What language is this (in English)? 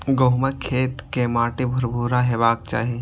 Maithili